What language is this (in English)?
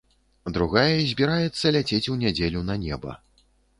Belarusian